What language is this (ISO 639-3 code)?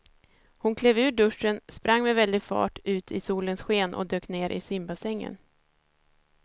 swe